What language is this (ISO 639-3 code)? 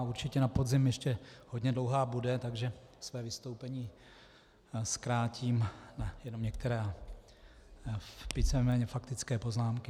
ces